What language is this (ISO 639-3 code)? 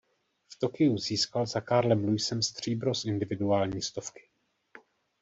ces